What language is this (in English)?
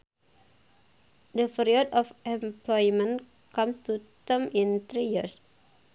Sundanese